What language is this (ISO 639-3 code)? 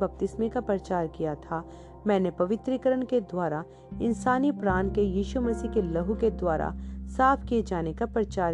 hin